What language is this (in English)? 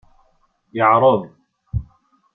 Kabyle